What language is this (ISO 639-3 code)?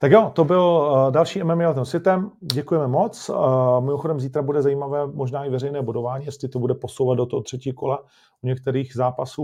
ces